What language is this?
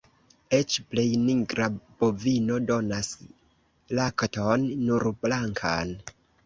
Esperanto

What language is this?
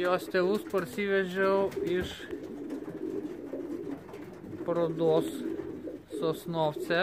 Lithuanian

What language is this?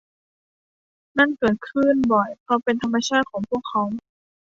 Thai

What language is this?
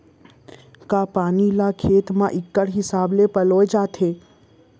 Chhattisgarhi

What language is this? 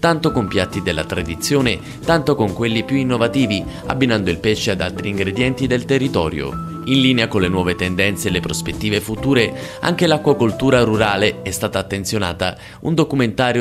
Italian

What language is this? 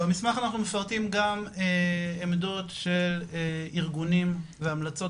Hebrew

